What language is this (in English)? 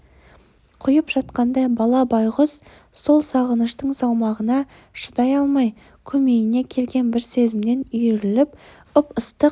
Kazakh